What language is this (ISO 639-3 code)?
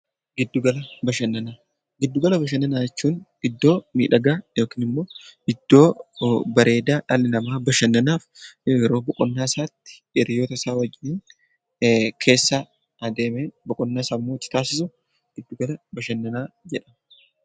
orm